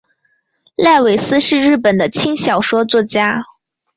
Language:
Chinese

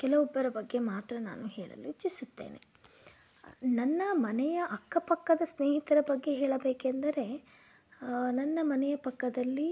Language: Kannada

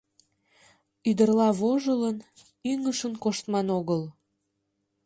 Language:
Mari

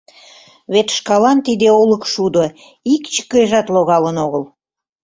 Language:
Mari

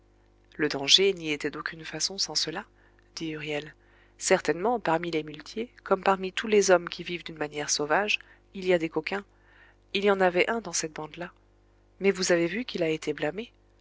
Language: French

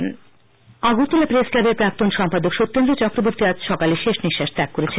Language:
Bangla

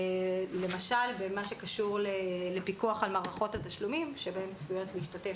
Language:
Hebrew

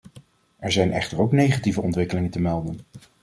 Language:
Dutch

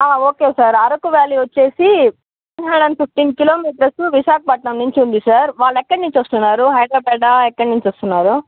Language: Telugu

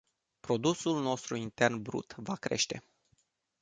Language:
Romanian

